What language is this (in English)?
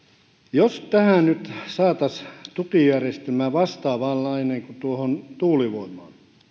Finnish